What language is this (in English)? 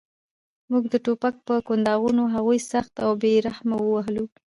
Pashto